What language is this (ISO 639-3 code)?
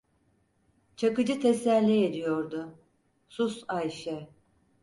tur